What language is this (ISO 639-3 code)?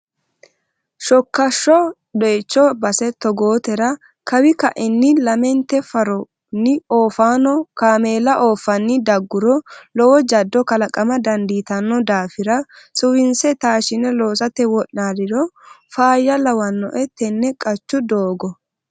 sid